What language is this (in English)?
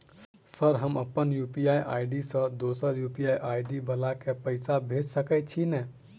Maithili